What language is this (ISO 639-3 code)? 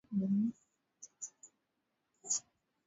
swa